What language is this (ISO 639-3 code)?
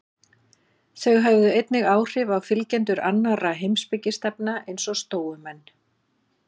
isl